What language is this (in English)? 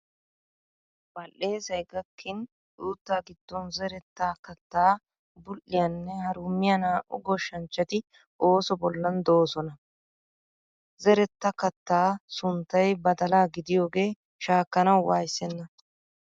Wolaytta